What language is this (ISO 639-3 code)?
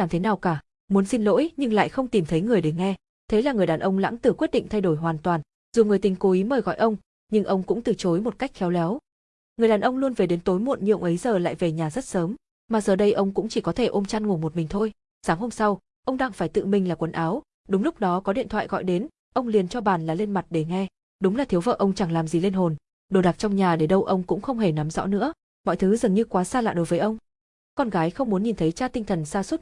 vie